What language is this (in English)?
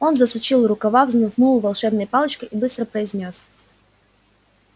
Russian